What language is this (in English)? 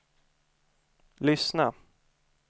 Swedish